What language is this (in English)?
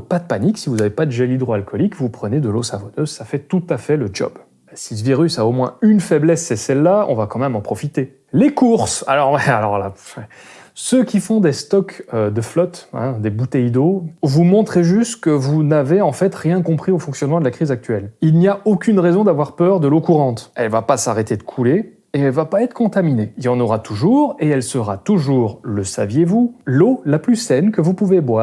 French